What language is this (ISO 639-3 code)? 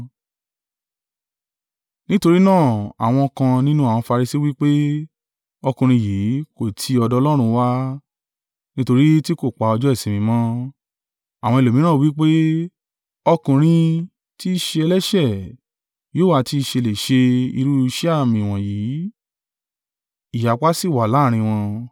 yor